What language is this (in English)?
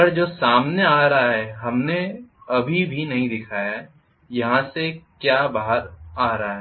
Hindi